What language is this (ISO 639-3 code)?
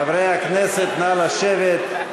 heb